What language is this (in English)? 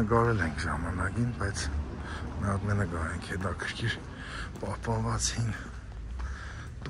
Romanian